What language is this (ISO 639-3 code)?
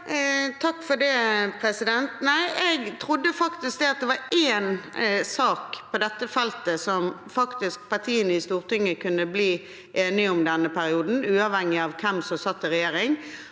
nor